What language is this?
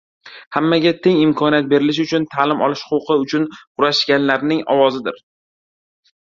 Uzbek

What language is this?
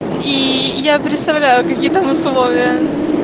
Russian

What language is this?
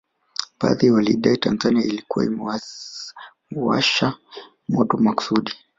Swahili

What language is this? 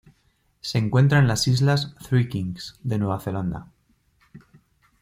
Spanish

